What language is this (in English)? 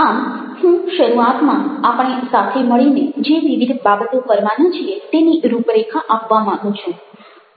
Gujarati